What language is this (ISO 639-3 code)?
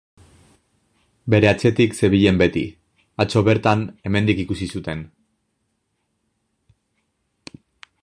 eus